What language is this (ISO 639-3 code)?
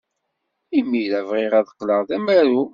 kab